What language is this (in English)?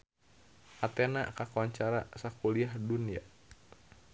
Sundanese